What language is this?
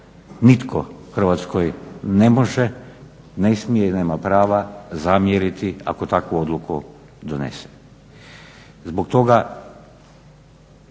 Croatian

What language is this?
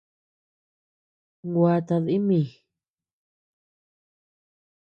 Tepeuxila Cuicatec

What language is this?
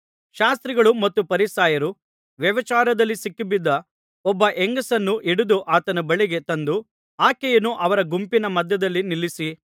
Kannada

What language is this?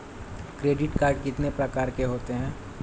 Hindi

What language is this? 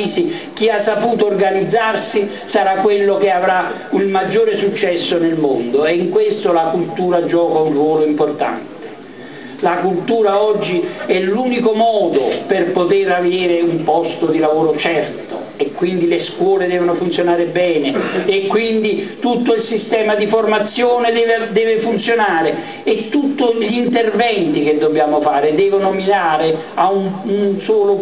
Italian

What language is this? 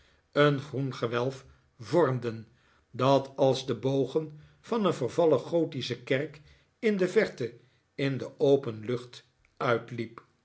Dutch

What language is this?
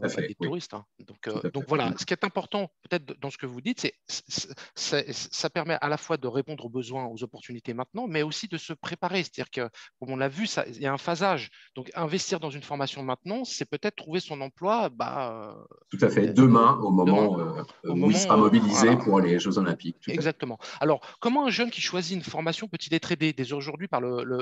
French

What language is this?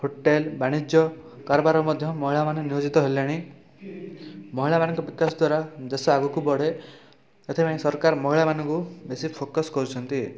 Odia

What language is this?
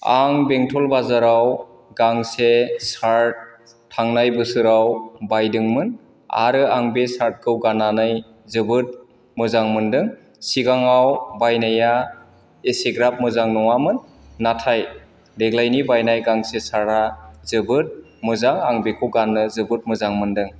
Bodo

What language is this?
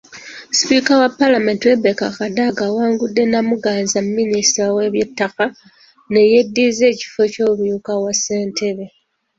Ganda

